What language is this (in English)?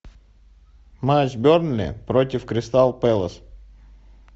Russian